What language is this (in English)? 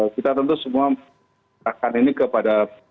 Indonesian